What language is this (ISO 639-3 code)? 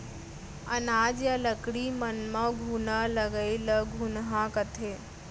hne